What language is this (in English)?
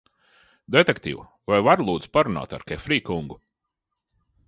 Latvian